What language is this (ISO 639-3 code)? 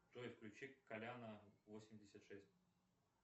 rus